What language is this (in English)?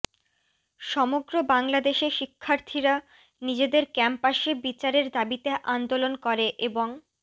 Bangla